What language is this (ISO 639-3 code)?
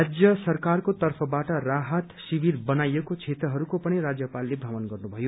nep